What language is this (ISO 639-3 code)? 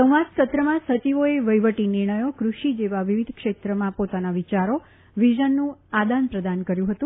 guj